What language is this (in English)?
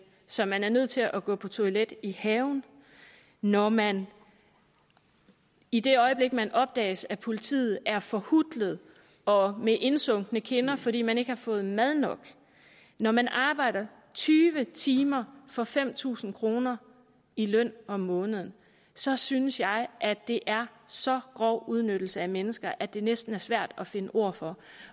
Danish